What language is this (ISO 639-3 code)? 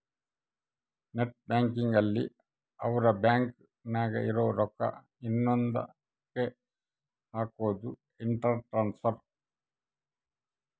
kan